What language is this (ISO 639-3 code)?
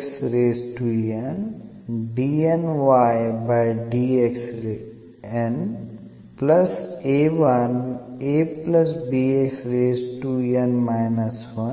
mar